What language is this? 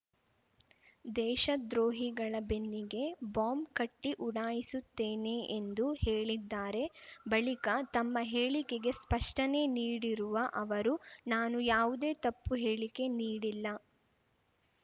Kannada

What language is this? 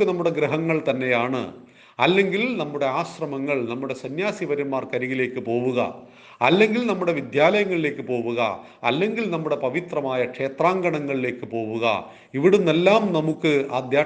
Malayalam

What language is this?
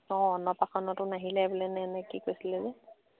Assamese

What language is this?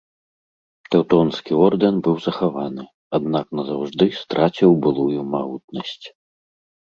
Belarusian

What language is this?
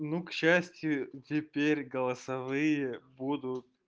Russian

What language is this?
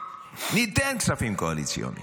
Hebrew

